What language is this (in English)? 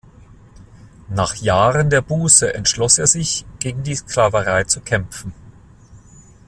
German